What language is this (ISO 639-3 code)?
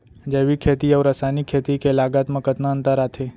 hne